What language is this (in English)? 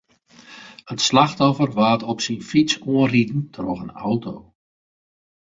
Western Frisian